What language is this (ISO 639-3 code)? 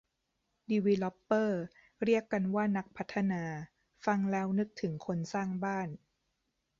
tha